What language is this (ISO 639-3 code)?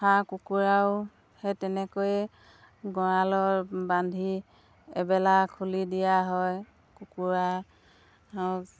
asm